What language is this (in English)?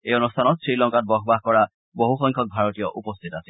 Assamese